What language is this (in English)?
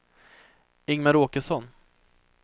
Swedish